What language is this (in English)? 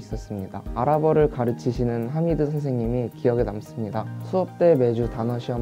Korean